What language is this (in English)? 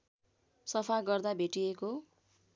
Nepali